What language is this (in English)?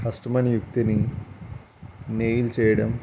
Telugu